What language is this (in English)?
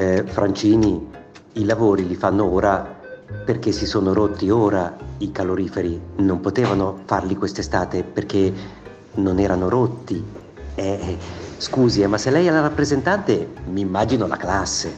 Italian